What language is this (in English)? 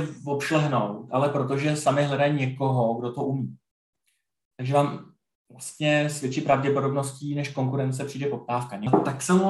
Czech